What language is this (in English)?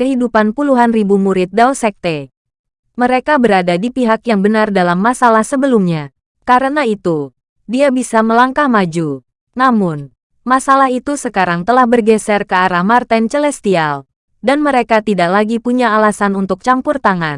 Indonesian